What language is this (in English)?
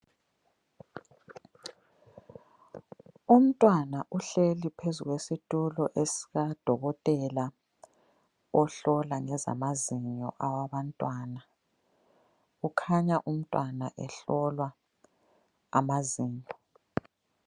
North Ndebele